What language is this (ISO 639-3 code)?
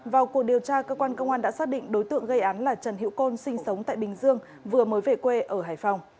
vie